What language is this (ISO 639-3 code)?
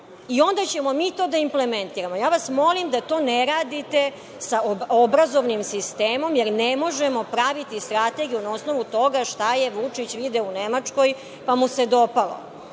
srp